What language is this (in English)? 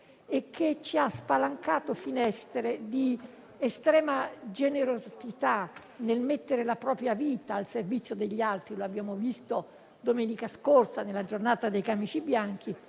Italian